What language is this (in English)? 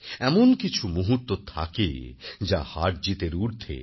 Bangla